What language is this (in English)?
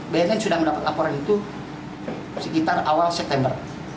Indonesian